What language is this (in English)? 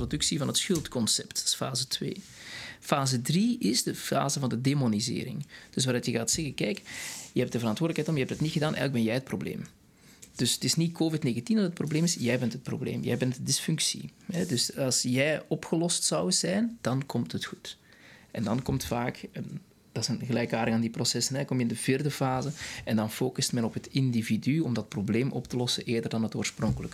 Dutch